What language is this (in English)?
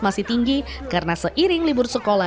Indonesian